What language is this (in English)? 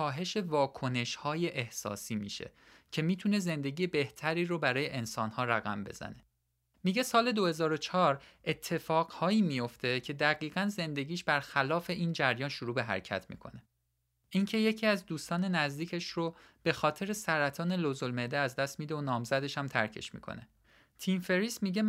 Persian